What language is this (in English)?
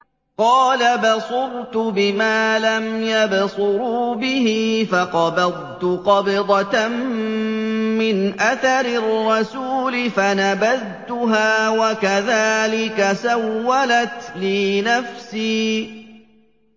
Arabic